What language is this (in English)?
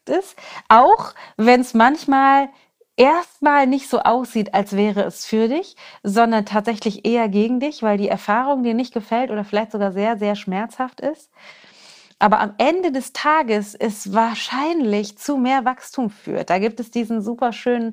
German